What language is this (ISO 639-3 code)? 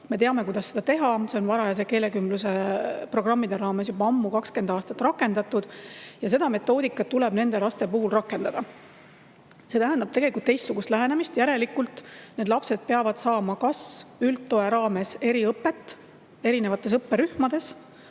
est